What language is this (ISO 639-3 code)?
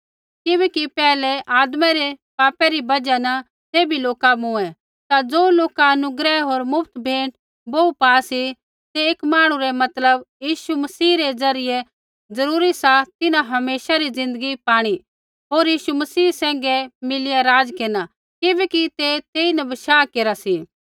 kfx